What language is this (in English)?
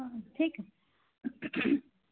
Assamese